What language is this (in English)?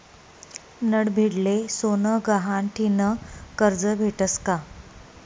Marathi